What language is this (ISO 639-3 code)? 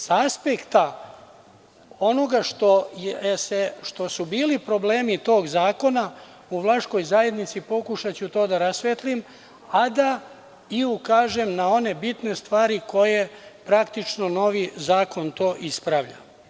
srp